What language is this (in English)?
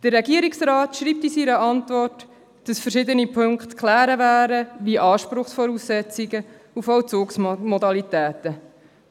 Swiss German